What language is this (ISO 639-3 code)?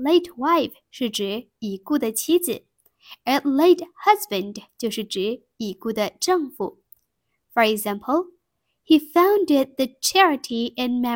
zho